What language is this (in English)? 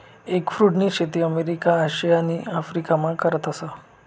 Marathi